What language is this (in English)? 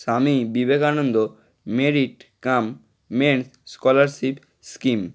Bangla